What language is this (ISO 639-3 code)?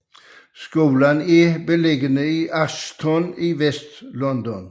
dan